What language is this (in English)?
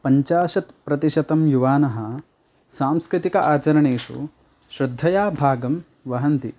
Sanskrit